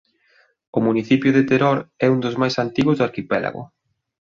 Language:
Galician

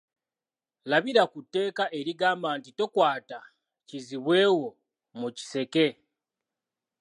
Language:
Ganda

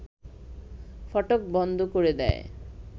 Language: Bangla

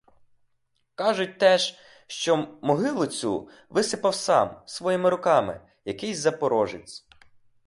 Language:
Ukrainian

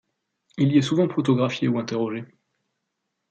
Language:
French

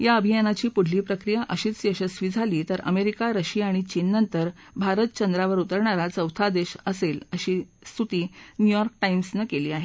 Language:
Marathi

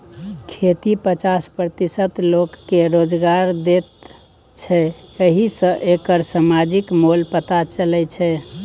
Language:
Maithili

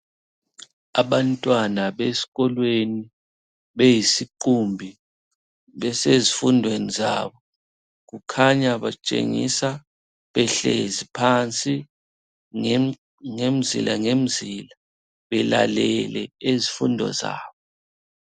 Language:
North Ndebele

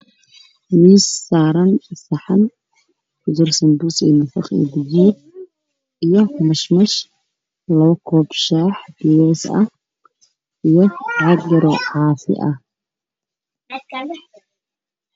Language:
Somali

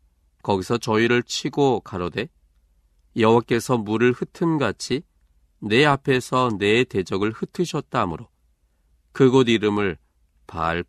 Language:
Korean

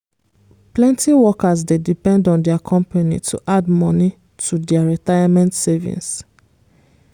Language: Nigerian Pidgin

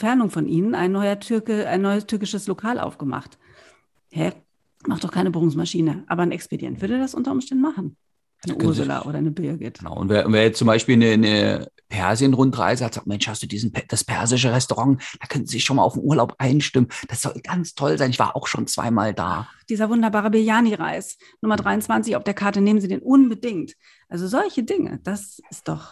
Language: German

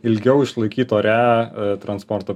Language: Lithuanian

